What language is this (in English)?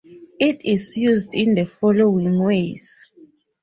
English